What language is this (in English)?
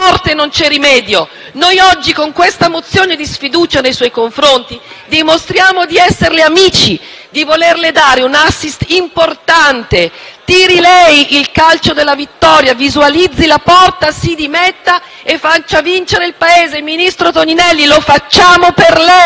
Italian